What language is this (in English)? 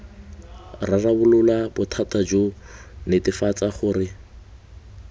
Tswana